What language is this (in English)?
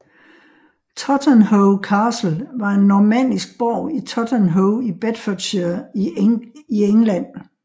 Danish